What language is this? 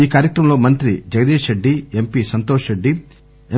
Telugu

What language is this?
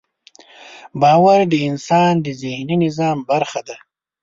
Pashto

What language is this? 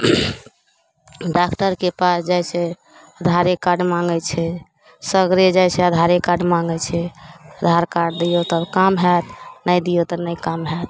Maithili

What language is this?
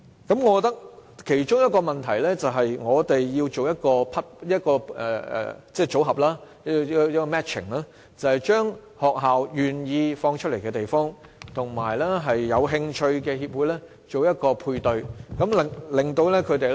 Cantonese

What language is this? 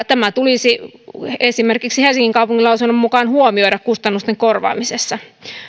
Finnish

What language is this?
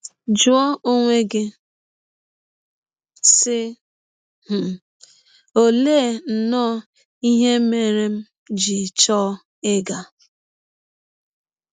Igbo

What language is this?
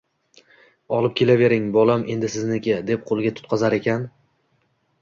Uzbek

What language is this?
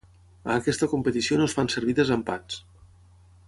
Catalan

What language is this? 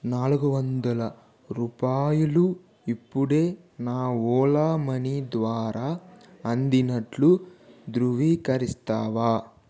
Telugu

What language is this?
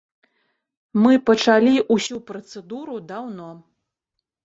Belarusian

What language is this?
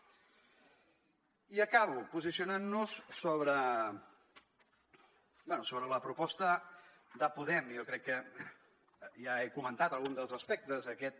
Catalan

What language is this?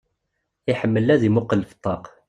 Kabyle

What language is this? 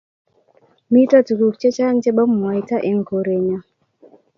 Kalenjin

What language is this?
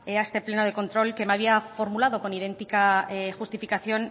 Spanish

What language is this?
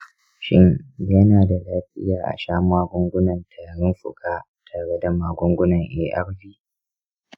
Hausa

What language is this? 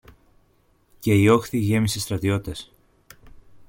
Greek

